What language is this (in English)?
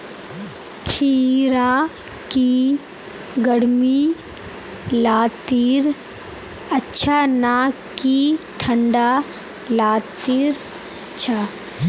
Magahi